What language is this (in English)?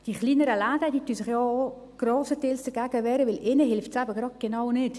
Swiss German